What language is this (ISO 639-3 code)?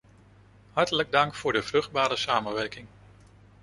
nld